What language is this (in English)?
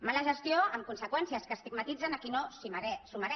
Catalan